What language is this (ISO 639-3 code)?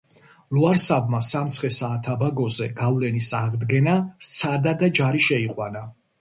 kat